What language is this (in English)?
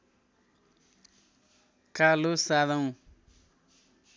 Nepali